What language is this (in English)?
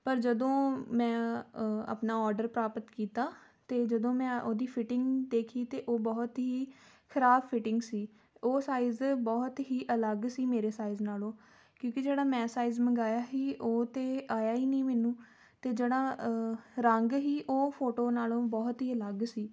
Punjabi